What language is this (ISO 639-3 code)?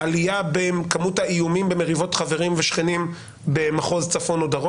heb